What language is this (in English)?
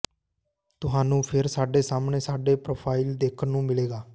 Punjabi